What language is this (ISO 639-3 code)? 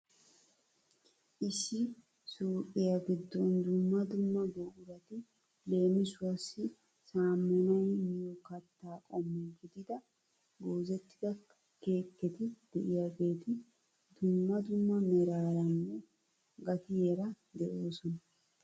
wal